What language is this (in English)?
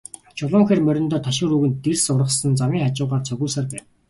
Mongolian